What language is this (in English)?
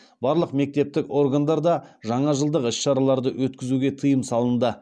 Kazakh